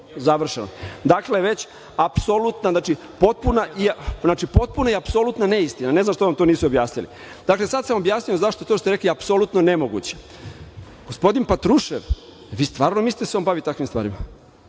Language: Serbian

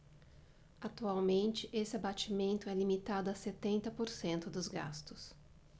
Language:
Portuguese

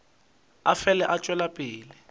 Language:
Northern Sotho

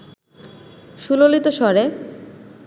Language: Bangla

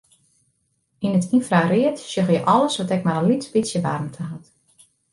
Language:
Western Frisian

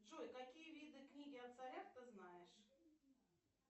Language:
Russian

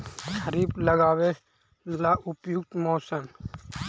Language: Magahi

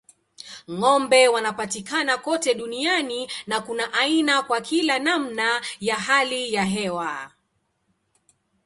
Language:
Swahili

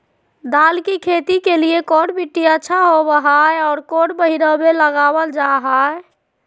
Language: Magahi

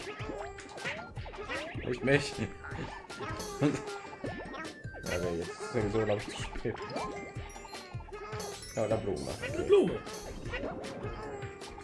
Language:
German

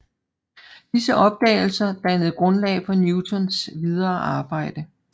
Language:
Danish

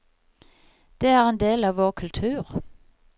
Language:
Norwegian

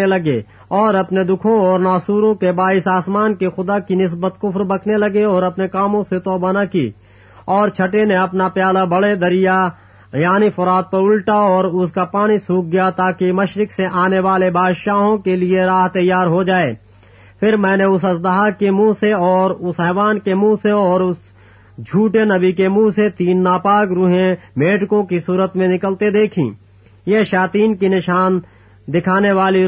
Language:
Urdu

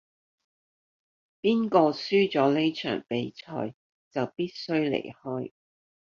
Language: Cantonese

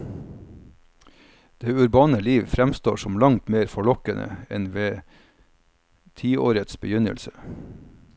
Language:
Norwegian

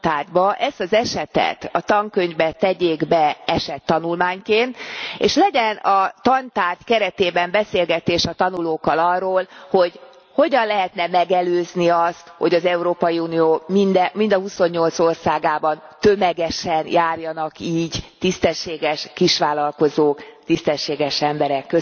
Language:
Hungarian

